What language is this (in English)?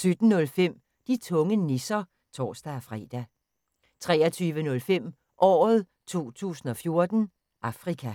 Danish